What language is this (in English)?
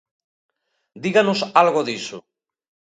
Galician